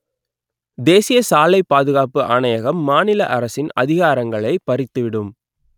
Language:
Tamil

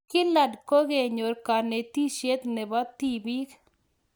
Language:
Kalenjin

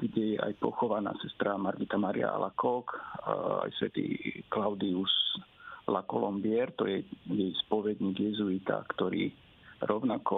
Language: Slovak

